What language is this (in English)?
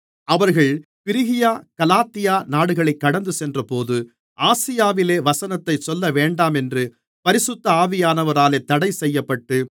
Tamil